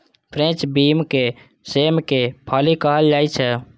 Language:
Maithili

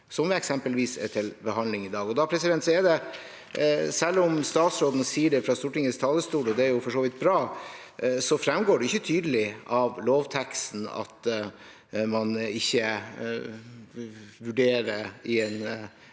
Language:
Norwegian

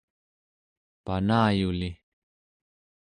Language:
Central Yupik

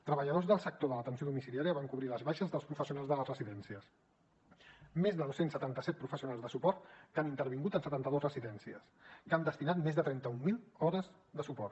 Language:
Catalan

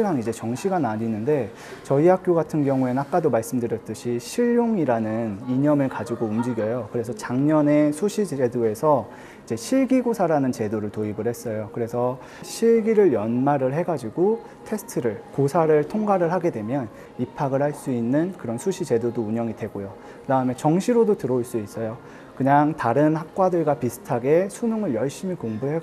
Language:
Korean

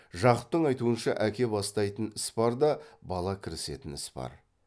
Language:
Kazakh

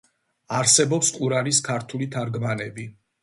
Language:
Georgian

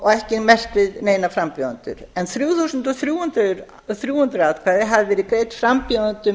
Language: Icelandic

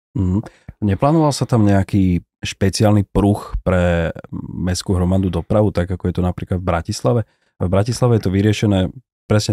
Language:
Slovak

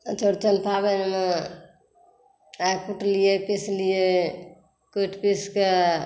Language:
Maithili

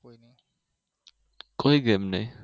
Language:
Gujarati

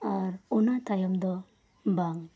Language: Santali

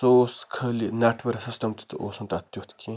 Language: Kashmiri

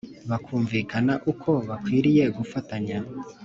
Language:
Kinyarwanda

